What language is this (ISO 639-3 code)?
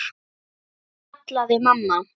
isl